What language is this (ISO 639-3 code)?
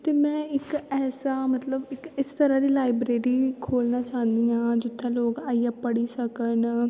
doi